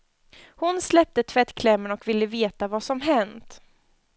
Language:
Swedish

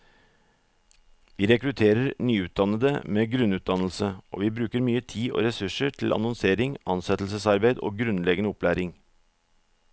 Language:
Norwegian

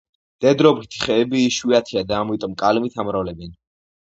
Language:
Georgian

